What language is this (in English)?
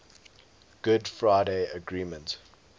English